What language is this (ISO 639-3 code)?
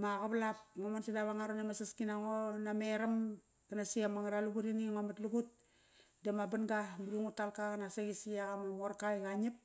ckr